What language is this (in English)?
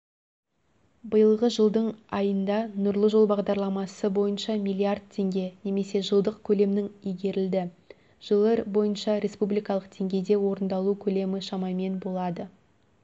Kazakh